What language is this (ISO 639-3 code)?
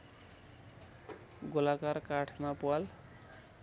nep